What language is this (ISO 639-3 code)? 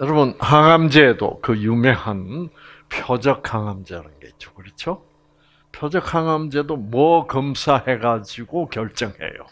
kor